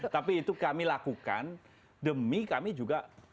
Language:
Indonesian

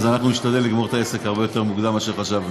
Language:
Hebrew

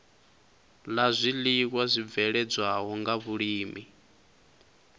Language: Venda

